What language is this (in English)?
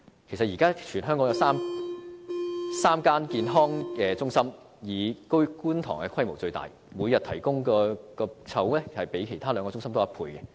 Cantonese